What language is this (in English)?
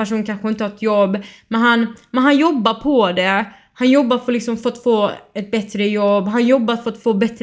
Swedish